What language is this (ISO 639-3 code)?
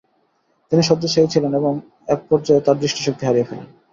ben